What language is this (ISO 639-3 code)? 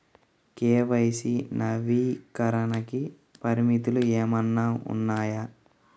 tel